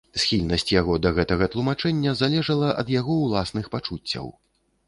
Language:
Belarusian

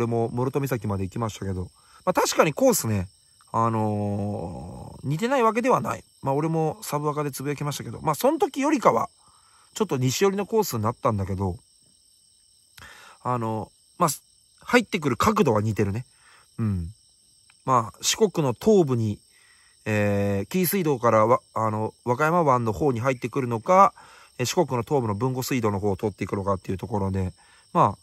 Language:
Japanese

